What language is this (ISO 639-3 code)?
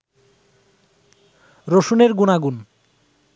ben